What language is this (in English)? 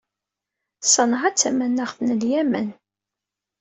Kabyle